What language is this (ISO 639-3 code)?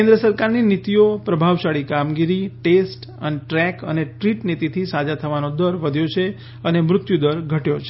guj